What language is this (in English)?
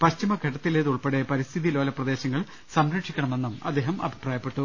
Malayalam